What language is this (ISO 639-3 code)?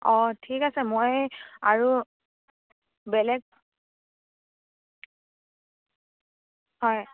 asm